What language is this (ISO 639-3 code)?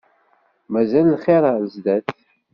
kab